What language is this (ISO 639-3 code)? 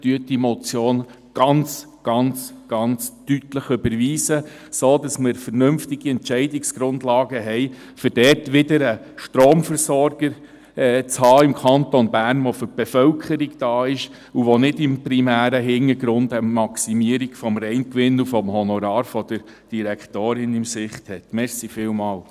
gsw